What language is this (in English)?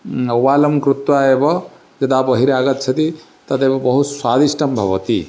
Sanskrit